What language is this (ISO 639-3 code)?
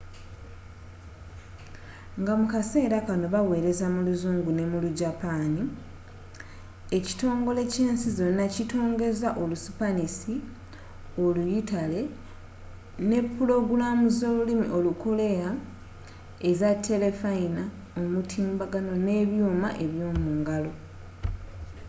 lug